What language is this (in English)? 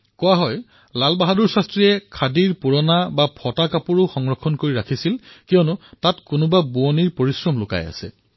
Assamese